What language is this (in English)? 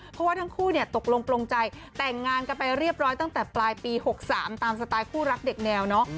Thai